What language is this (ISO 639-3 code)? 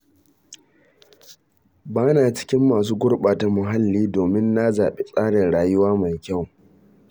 hau